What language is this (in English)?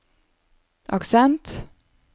Norwegian